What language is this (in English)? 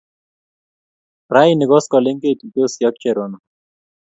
Kalenjin